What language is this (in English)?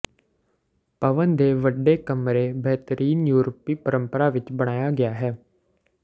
Punjabi